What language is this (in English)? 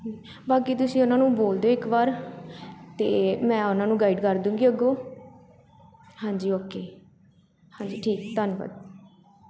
Punjabi